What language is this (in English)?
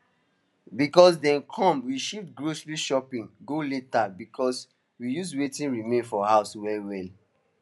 Nigerian Pidgin